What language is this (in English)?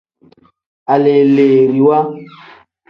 Tem